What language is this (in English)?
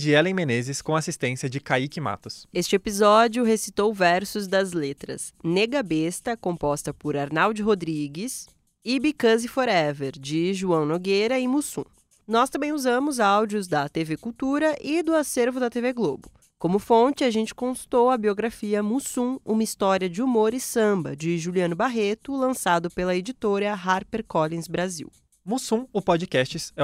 Portuguese